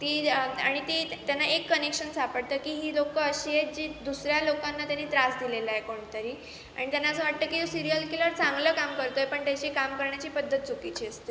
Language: Marathi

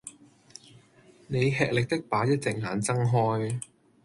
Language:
Cantonese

